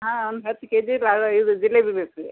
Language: Kannada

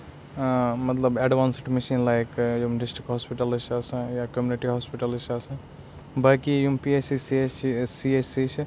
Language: Kashmiri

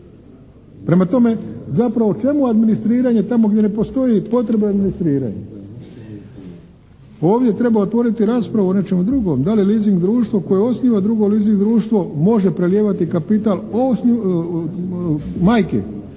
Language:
Croatian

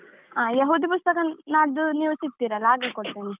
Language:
Kannada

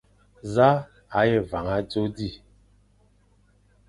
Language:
Fang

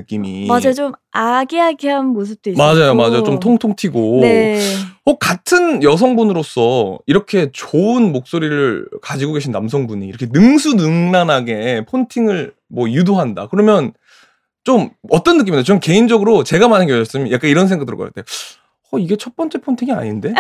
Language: Korean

